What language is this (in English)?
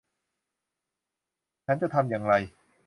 Thai